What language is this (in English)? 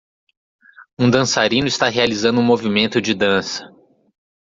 Portuguese